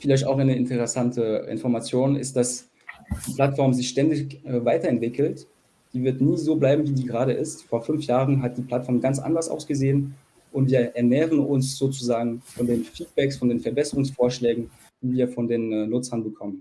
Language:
German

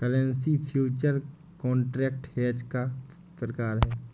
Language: Hindi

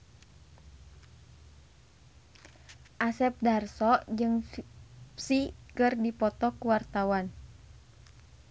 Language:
Sundanese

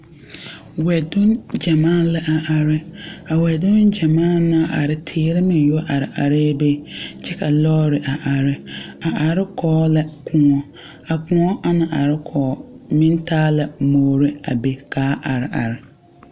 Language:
Southern Dagaare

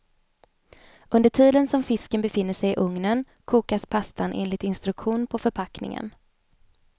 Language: Swedish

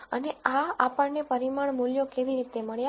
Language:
Gujarati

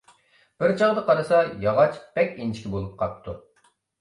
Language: Uyghur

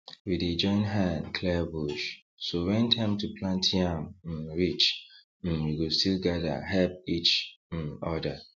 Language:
Nigerian Pidgin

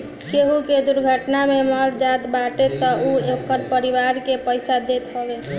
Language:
Bhojpuri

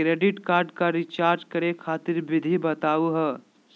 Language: Magahi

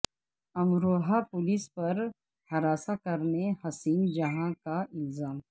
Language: Urdu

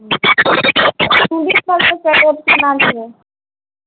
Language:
Maithili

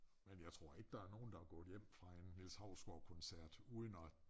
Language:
Danish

